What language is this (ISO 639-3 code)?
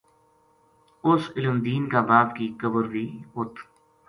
gju